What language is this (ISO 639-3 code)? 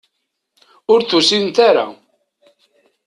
kab